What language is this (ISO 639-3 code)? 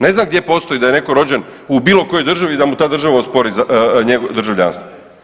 hrv